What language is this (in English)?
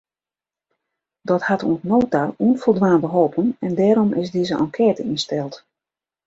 Western Frisian